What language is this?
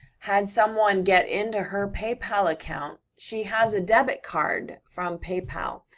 English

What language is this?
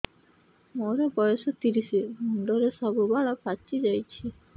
Odia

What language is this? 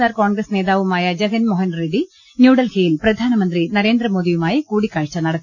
Malayalam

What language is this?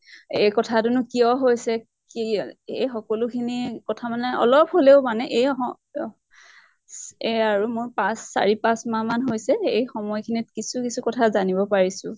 Assamese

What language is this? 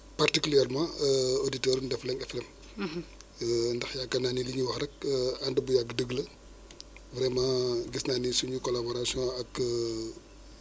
Wolof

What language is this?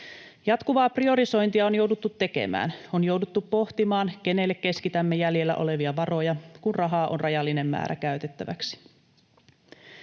Finnish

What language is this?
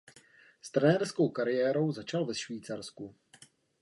Czech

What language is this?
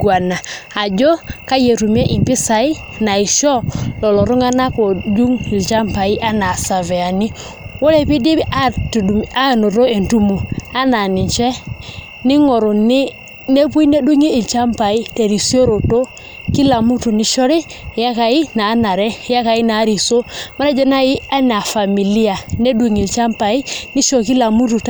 Masai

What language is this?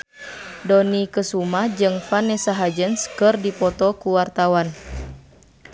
Sundanese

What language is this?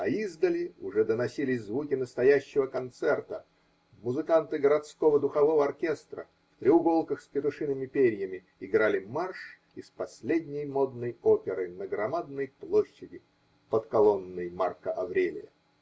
Russian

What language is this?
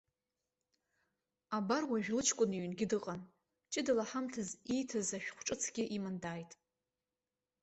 Abkhazian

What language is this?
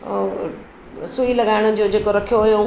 Sindhi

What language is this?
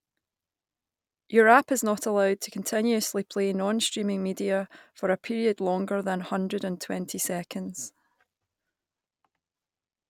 English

